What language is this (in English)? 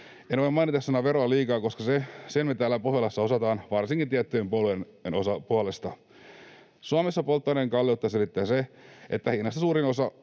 Finnish